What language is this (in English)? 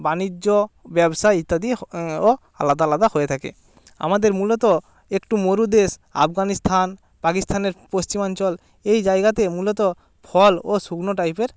Bangla